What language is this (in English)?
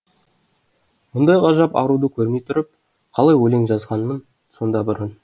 Kazakh